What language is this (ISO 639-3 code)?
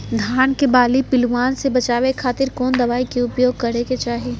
mag